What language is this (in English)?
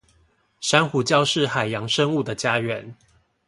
Chinese